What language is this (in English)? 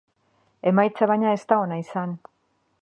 Basque